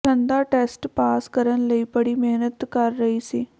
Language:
Punjabi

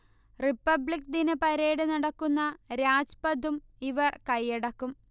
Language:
Malayalam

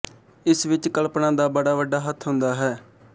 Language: Punjabi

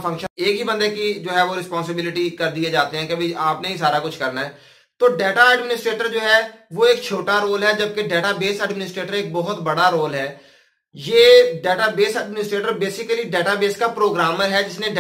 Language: Hindi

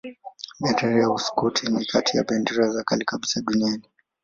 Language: Swahili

